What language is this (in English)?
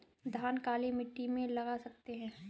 Hindi